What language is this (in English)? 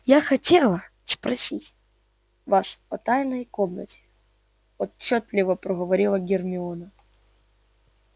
Russian